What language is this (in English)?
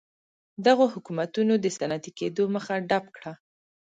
Pashto